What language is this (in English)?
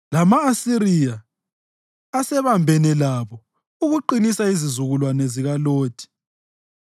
North Ndebele